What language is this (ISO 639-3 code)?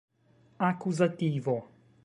epo